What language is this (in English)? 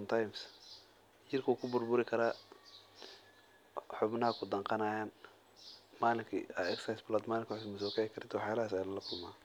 Somali